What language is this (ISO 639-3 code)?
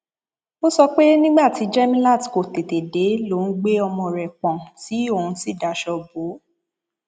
yor